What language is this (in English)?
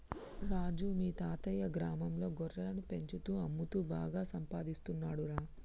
Telugu